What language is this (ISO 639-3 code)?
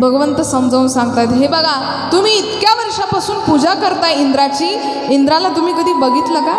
hin